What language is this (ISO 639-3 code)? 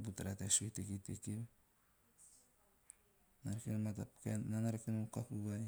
tio